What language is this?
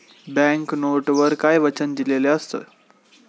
Marathi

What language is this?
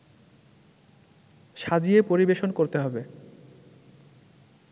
Bangla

